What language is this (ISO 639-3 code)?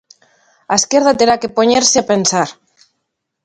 glg